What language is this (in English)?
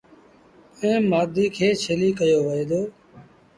Sindhi Bhil